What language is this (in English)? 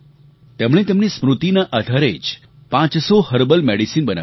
Gujarati